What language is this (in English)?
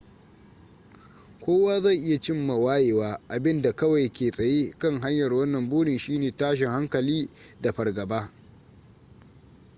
Hausa